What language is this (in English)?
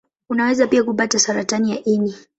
Swahili